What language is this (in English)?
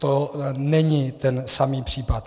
Czech